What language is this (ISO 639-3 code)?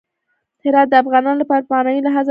pus